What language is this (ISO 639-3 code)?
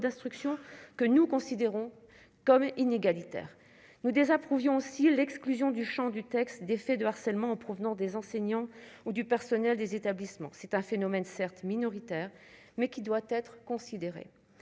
fra